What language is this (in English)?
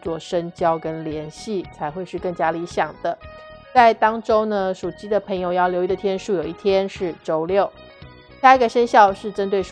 Chinese